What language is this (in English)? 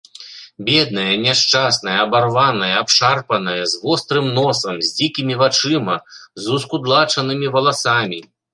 Belarusian